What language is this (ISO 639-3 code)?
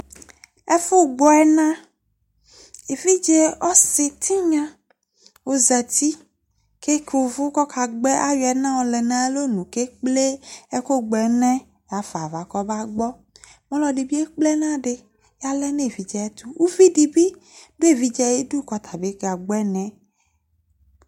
kpo